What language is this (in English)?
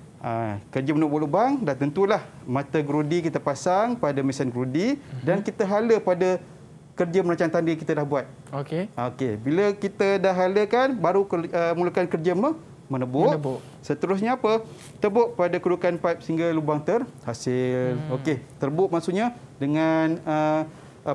Malay